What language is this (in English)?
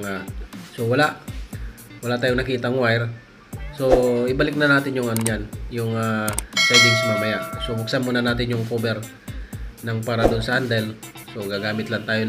Filipino